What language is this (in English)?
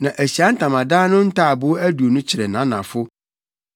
Akan